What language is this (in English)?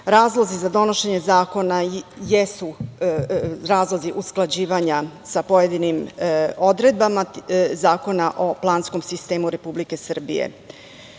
Serbian